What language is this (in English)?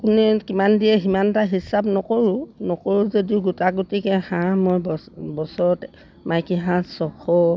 Assamese